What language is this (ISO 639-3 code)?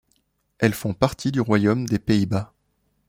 fra